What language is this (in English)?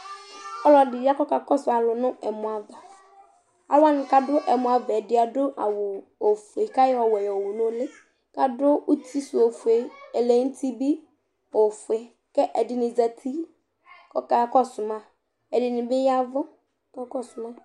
Ikposo